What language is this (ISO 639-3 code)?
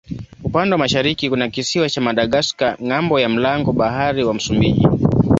swa